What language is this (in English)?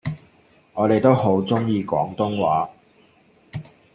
Cantonese